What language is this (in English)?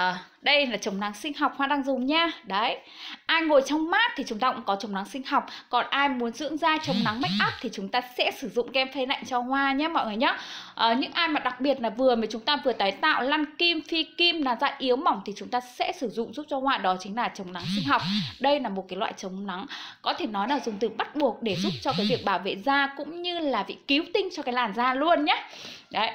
Vietnamese